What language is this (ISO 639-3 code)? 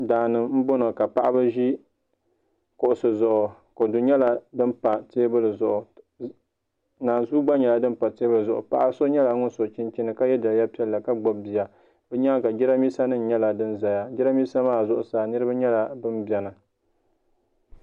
dag